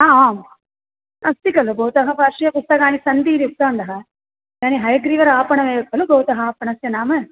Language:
Sanskrit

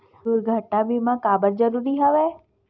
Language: Chhattisgarhi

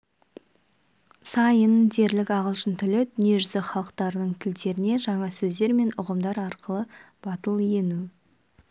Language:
Kazakh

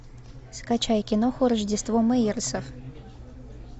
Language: Russian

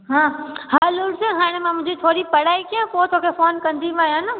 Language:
Sindhi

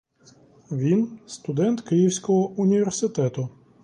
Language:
Ukrainian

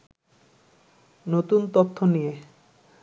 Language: Bangla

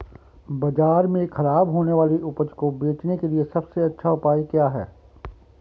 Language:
Hindi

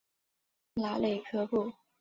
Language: Chinese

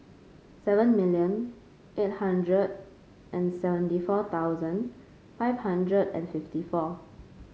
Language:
English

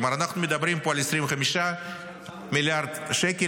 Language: Hebrew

